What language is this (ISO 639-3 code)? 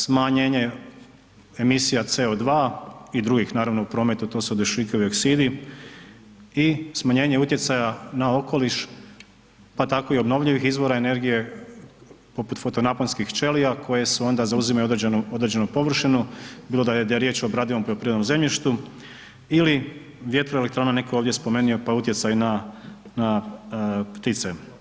hrv